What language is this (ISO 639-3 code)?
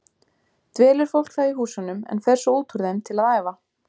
isl